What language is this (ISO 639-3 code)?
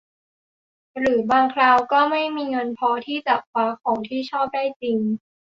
tha